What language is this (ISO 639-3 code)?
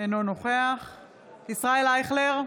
heb